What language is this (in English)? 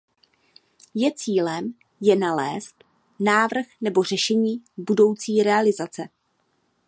Czech